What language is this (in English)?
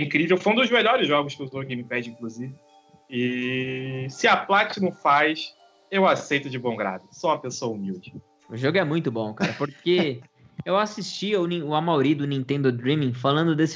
Portuguese